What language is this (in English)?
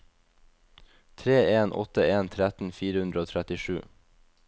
Norwegian